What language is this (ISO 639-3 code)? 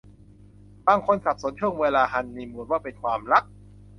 tha